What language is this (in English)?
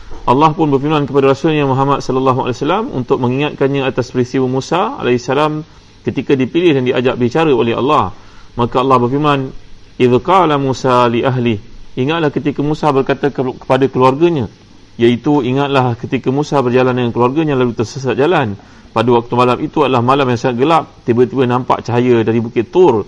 Malay